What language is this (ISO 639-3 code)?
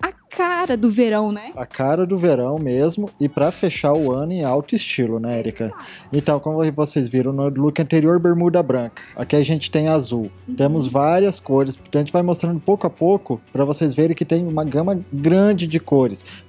por